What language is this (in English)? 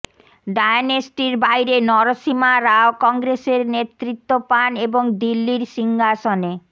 Bangla